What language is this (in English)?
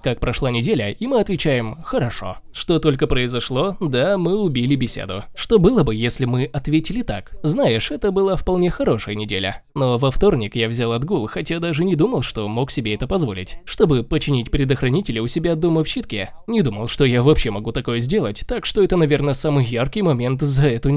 Russian